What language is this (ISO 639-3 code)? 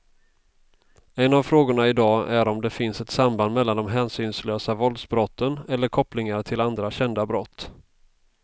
swe